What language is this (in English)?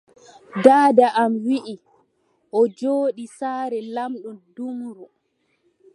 Adamawa Fulfulde